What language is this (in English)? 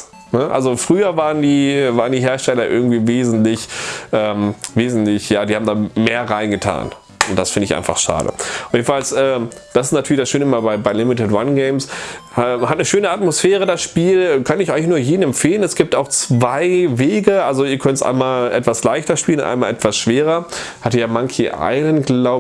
German